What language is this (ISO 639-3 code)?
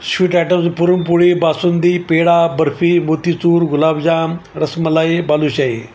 mar